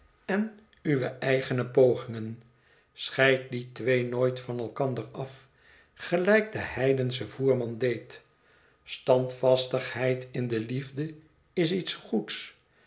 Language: Dutch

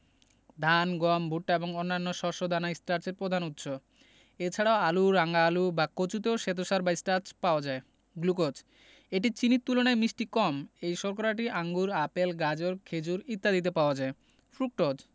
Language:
Bangla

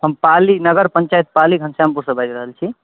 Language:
Maithili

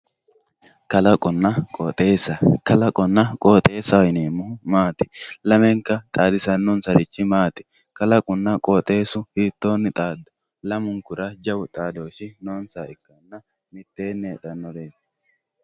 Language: Sidamo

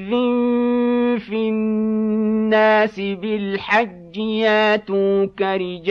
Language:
Arabic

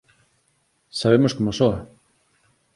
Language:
Galician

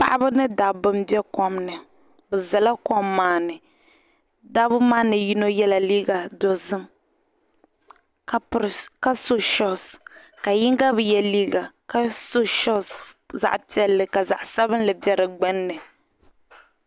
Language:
Dagbani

